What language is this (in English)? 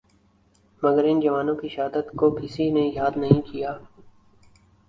Urdu